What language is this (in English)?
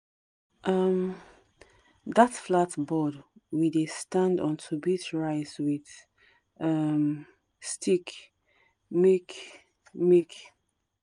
Nigerian Pidgin